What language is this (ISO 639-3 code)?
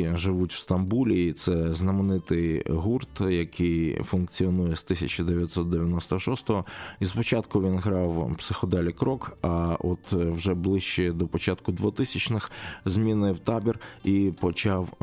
ukr